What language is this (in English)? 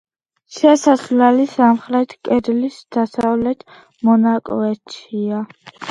Georgian